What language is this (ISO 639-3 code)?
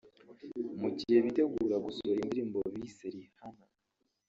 kin